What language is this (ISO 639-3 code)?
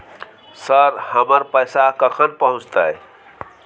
mai